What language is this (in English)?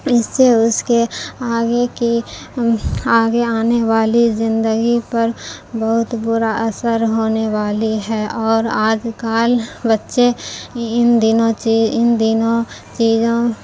Urdu